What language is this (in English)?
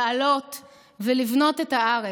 Hebrew